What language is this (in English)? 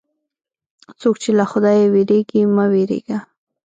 Pashto